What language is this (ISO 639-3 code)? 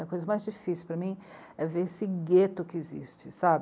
por